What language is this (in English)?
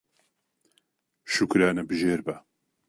Central Kurdish